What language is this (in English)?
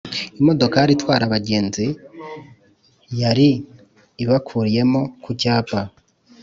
Kinyarwanda